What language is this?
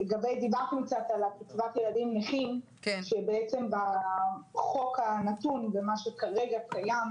Hebrew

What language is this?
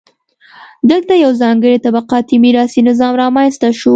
Pashto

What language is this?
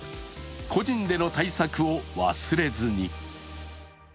Japanese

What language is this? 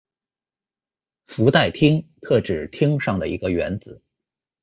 Chinese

